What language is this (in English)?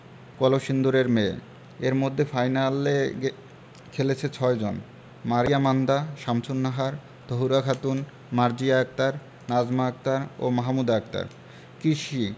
Bangla